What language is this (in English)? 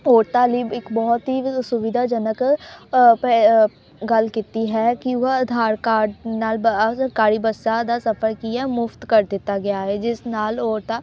Punjabi